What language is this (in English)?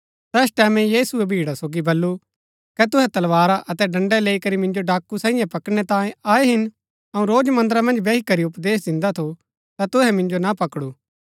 Gaddi